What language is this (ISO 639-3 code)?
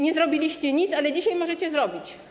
pol